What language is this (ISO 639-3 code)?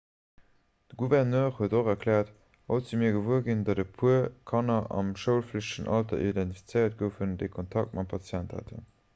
ltz